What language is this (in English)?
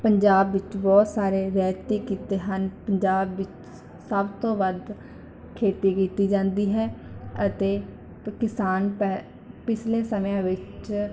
Punjabi